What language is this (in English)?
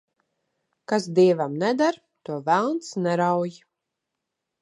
Latvian